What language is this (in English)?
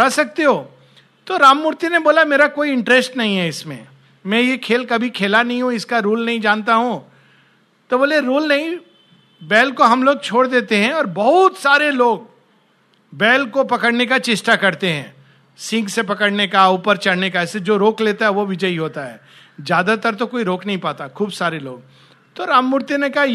Hindi